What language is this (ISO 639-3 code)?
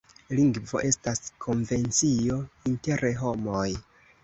epo